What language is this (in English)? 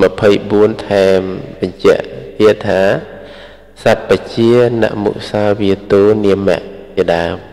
Thai